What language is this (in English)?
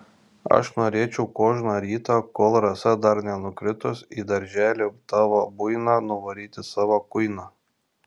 Lithuanian